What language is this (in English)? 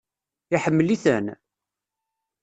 Kabyle